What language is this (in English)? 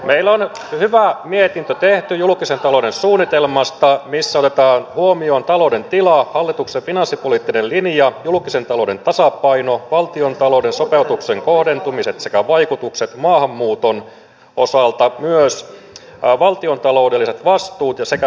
Finnish